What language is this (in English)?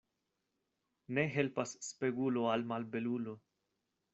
Esperanto